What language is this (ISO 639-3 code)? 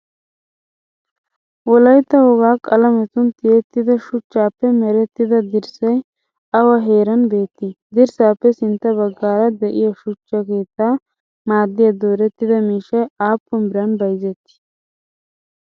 wal